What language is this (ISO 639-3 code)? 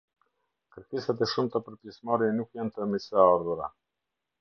sqi